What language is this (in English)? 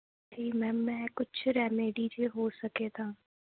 Punjabi